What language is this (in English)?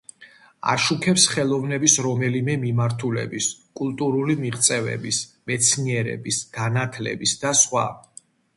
Georgian